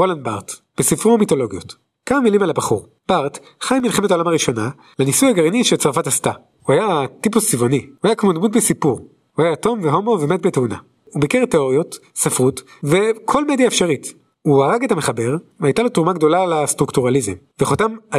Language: Hebrew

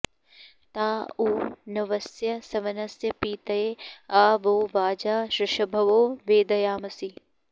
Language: Sanskrit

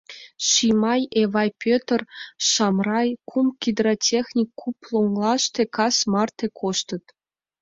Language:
Mari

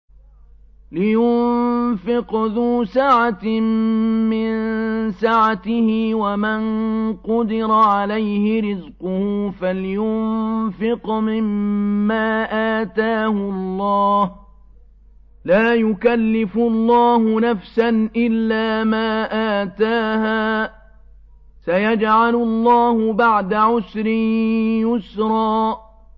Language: Arabic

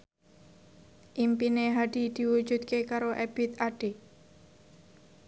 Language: Javanese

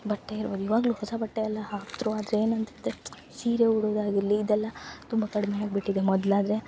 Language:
Kannada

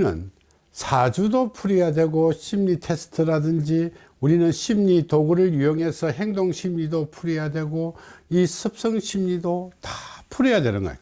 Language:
Korean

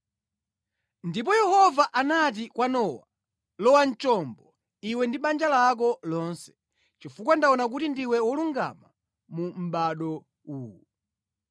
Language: Nyanja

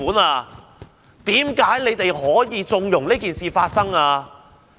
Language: Cantonese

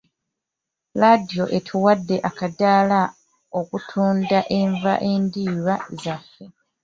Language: Ganda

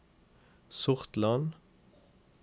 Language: Norwegian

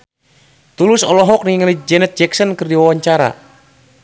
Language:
Sundanese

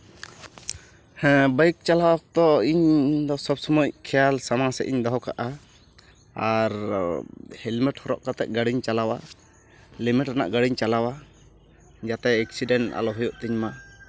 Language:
Santali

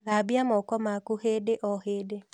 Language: Kikuyu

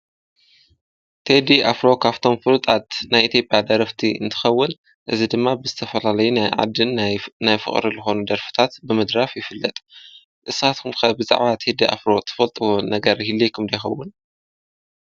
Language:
Tigrinya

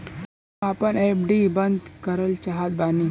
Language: Bhojpuri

